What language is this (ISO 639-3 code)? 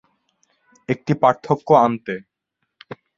ben